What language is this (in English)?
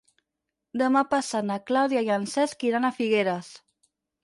Catalan